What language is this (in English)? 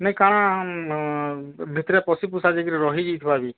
Odia